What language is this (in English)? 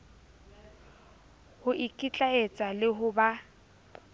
Southern Sotho